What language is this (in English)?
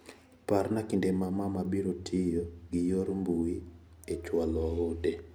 Luo (Kenya and Tanzania)